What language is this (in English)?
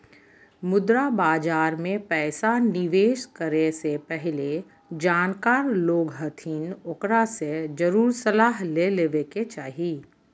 Magahi